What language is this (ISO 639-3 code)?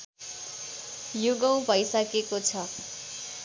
nep